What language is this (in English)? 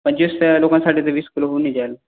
Marathi